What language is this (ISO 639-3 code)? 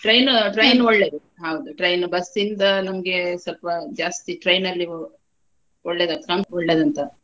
kan